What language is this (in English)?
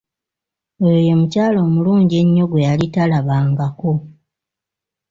Ganda